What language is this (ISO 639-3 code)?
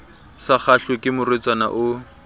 sot